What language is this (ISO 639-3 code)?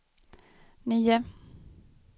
swe